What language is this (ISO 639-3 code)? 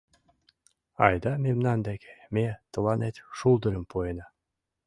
chm